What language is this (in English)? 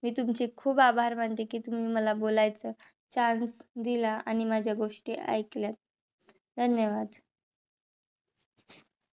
Marathi